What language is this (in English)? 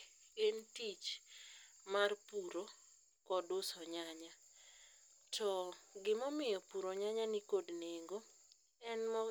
Luo (Kenya and Tanzania)